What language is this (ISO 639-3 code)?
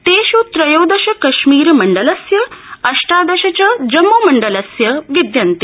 san